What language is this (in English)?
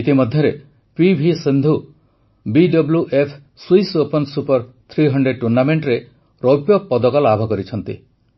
Odia